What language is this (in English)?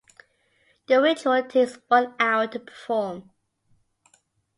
English